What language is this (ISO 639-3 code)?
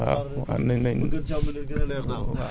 wol